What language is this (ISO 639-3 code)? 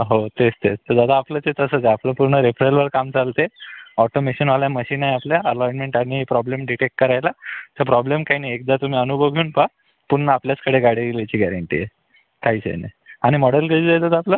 mar